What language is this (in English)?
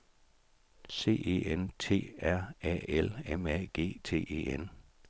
Danish